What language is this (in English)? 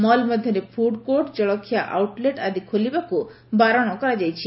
Odia